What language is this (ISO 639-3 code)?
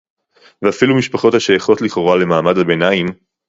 heb